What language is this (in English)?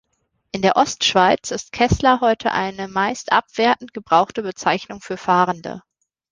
German